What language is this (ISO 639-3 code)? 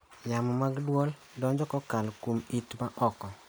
luo